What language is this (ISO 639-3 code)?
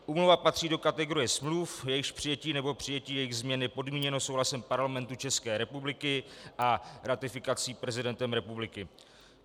ces